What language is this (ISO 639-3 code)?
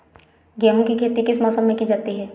hin